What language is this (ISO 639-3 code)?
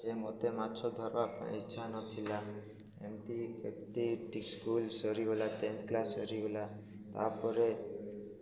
ori